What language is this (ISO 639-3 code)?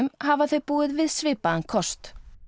isl